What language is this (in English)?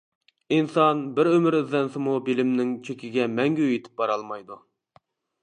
Uyghur